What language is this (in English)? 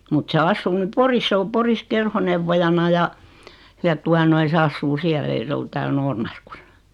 Finnish